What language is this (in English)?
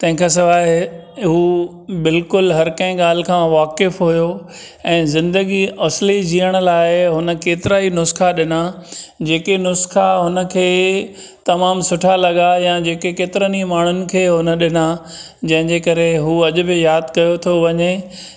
Sindhi